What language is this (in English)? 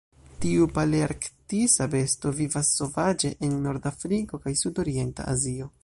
Esperanto